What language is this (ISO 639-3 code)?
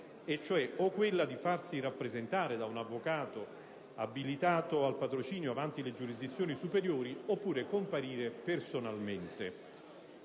ita